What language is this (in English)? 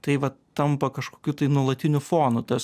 Lithuanian